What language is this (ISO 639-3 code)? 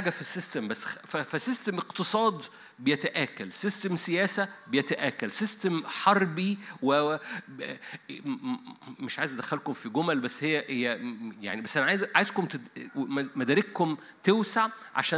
ara